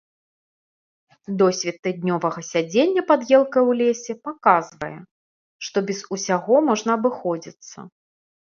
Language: Belarusian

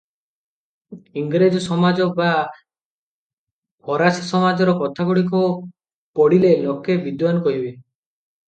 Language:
Odia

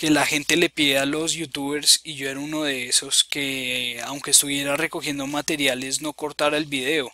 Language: Spanish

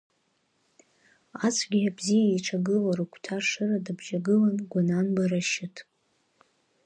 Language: Abkhazian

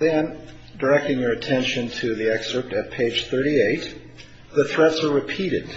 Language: English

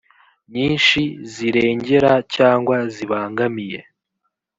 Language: Kinyarwanda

